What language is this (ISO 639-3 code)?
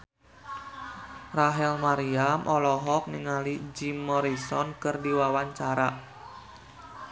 sun